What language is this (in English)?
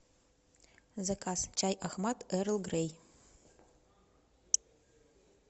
Russian